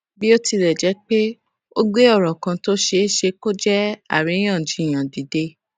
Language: Yoruba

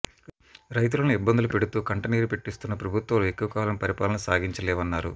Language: Telugu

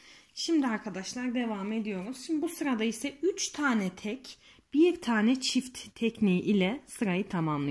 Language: Turkish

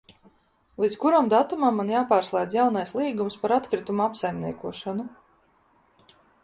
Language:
Latvian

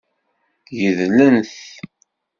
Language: Kabyle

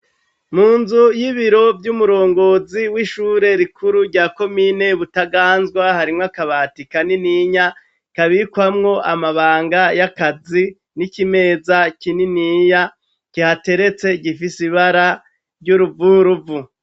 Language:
Rundi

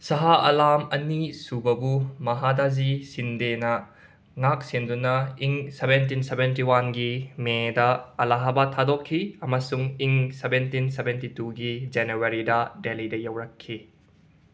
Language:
Manipuri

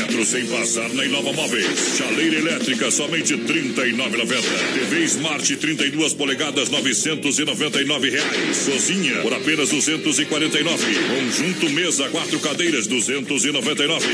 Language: Portuguese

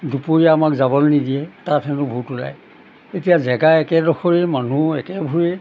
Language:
Assamese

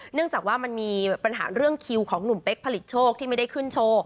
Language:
Thai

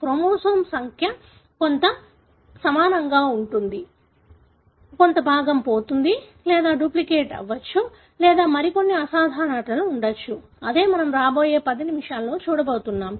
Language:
Telugu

